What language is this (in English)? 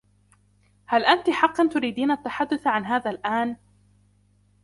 Arabic